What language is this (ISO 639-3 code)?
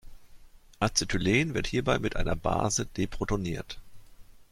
deu